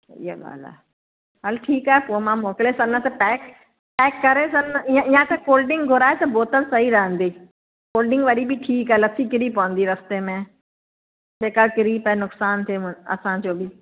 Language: Sindhi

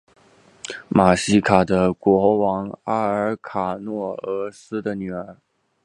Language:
Chinese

